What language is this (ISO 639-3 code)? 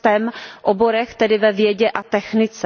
ces